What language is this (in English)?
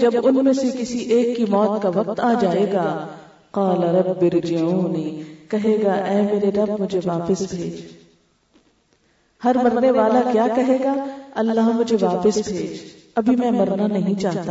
Urdu